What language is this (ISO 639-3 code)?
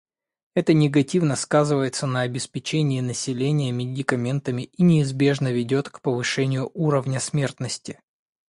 rus